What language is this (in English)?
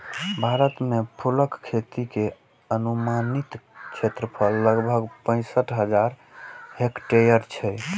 Maithili